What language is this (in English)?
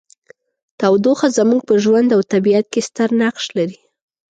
Pashto